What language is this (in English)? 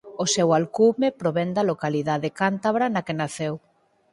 Galician